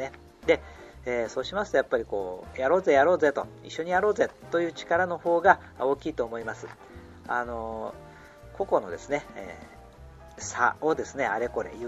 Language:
Japanese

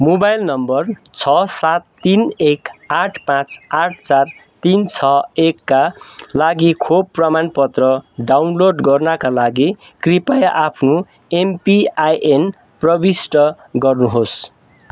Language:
Nepali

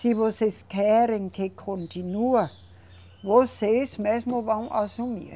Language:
Portuguese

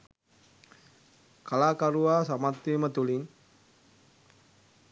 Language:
Sinhala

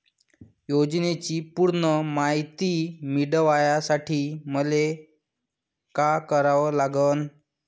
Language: Marathi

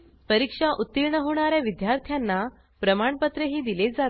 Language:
Marathi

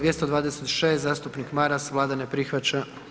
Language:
Croatian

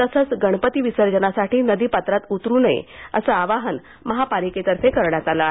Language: Marathi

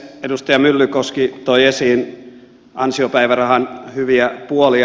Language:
Finnish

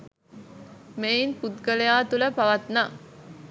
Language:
Sinhala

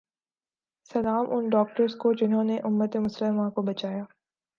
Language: Urdu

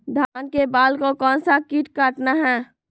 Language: Magahi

